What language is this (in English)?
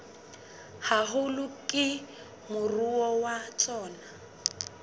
Southern Sotho